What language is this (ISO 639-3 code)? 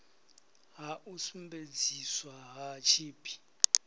ven